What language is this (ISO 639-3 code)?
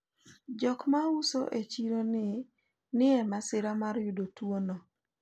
luo